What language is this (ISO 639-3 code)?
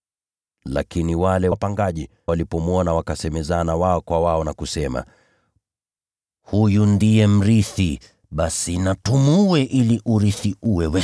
swa